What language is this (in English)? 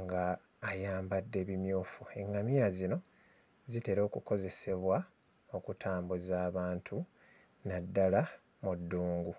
Ganda